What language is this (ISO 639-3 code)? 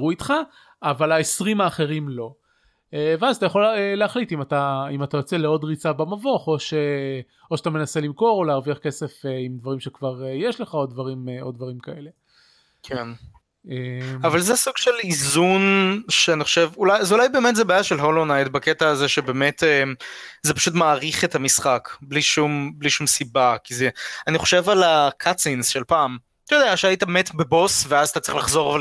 heb